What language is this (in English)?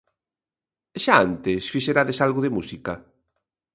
Galician